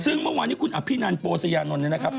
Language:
Thai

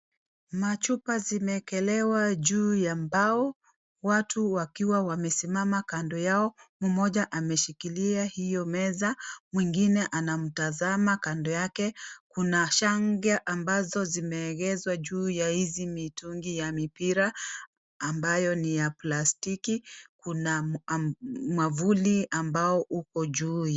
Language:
Swahili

